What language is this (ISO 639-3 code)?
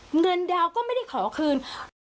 tha